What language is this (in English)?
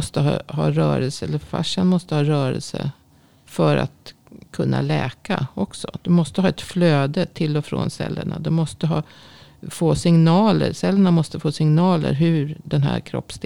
Swedish